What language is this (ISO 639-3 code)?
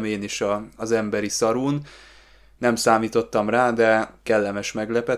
hun